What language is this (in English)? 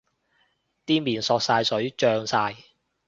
Cantonese